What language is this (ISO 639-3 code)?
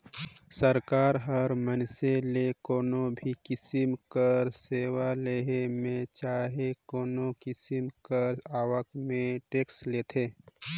hne